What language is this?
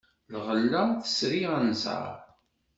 Kabyle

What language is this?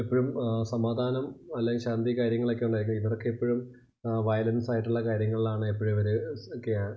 Malayalam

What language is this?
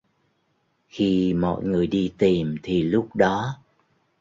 Vietnamese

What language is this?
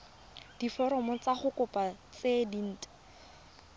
Tswana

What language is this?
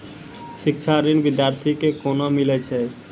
Maithili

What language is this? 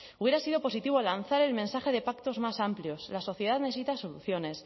Spanish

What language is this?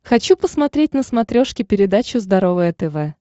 Russian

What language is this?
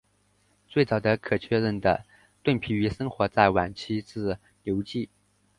Chinese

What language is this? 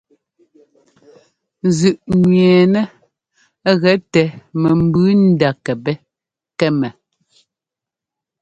Ngomba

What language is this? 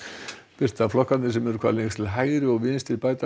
Icelandic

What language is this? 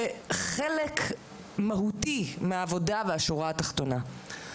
Hebrew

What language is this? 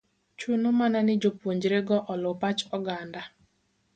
Luo (Kenya and Tanzania)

